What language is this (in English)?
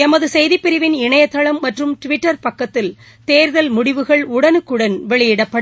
Tamil